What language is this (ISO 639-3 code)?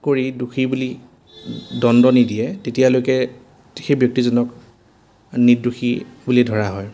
asm